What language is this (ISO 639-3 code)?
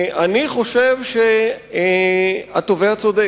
heb